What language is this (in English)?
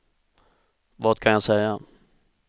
Swedish